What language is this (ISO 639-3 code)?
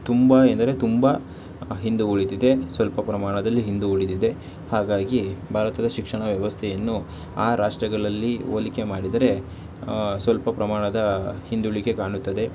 kan